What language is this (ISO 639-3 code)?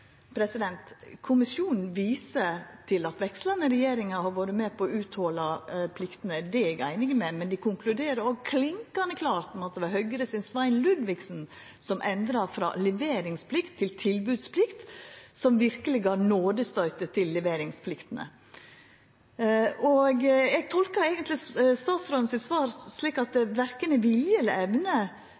nno